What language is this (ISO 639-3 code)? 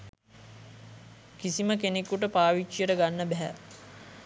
sin